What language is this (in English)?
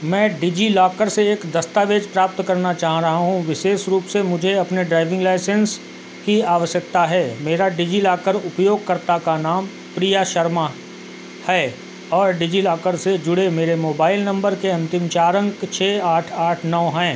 Hindi